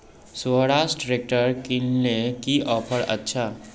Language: Magahi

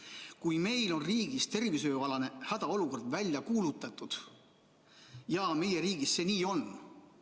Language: Estonian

